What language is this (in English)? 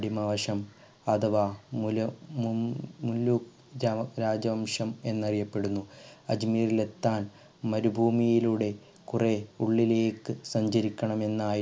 Malayalam